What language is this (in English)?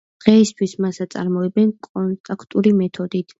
Georgian